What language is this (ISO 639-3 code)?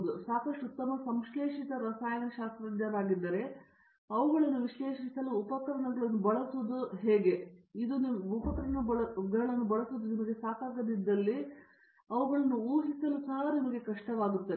kan